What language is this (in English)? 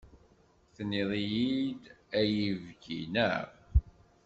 Kabyle